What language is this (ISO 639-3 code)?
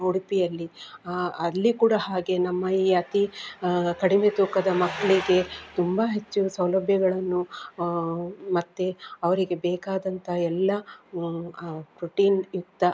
kan